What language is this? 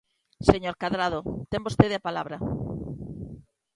Galician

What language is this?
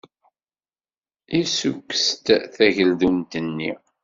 Kabyle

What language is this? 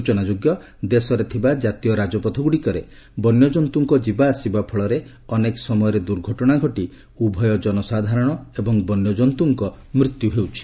Odia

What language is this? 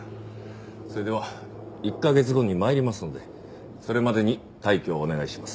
Japanese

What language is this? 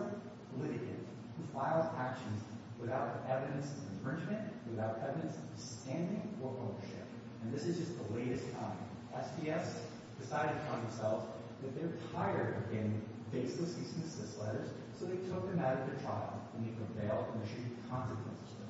English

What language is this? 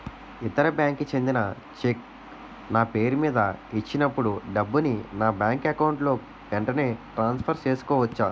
Telugu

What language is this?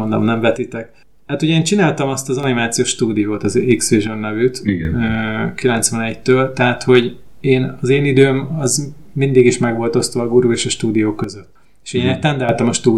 Hungarian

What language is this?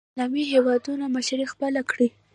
Pashto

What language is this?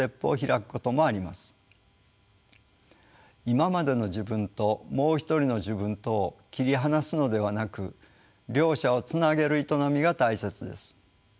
Japanese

